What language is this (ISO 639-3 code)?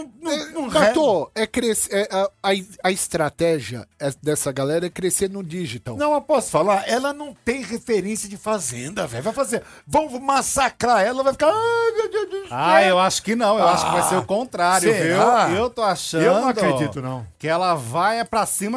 por